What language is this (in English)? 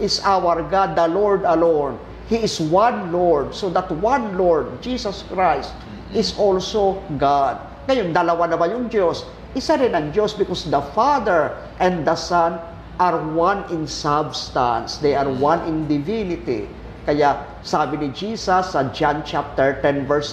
Filipino